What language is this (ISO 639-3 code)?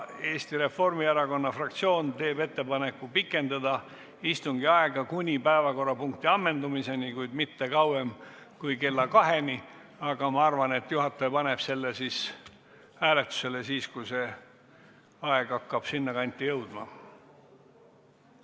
est